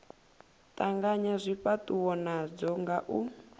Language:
Venda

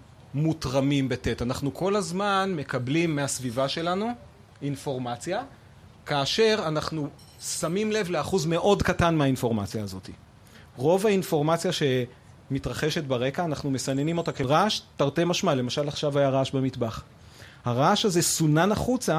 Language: Hebrew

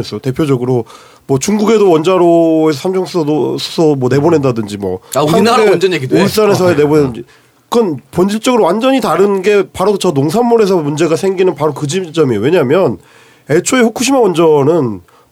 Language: Korean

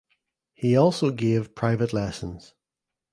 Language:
English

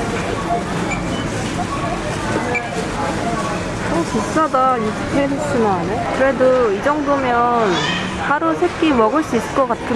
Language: Korean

